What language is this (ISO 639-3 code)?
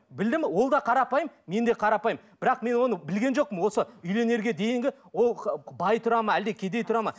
kaz